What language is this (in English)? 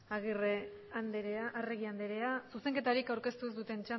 Basque